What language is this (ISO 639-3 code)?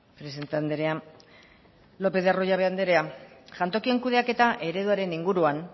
eus